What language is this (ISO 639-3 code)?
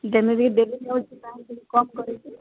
ori